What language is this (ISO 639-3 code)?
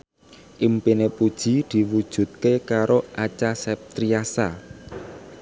jav